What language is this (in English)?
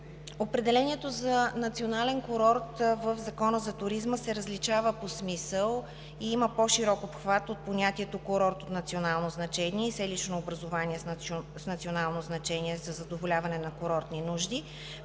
Bulgarian